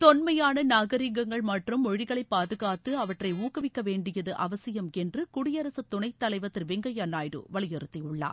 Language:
Tamil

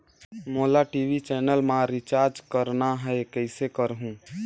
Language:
Chhattisgarhi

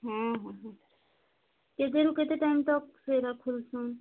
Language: Odia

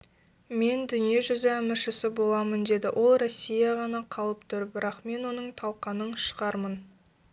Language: Kazakh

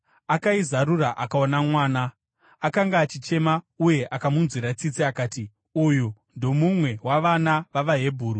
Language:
Shona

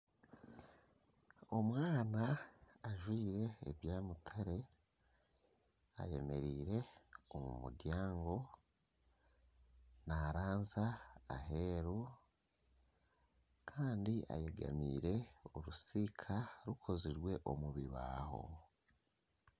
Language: Nyankole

